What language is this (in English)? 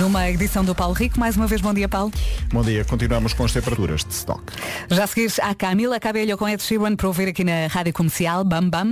Portuguese